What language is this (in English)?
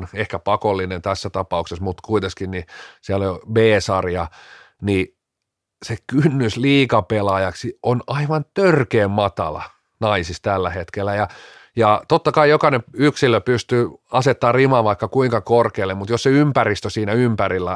Finnish